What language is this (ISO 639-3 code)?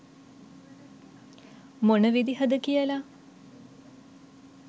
sin